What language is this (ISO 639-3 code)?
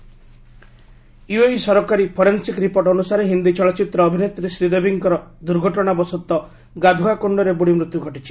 ori